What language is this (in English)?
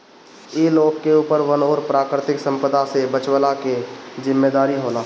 Bhojpuri